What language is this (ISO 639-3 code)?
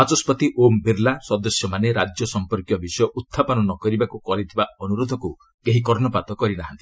ori